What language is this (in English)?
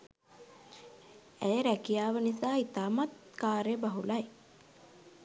Sinhala